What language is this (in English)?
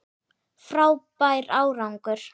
Icelandic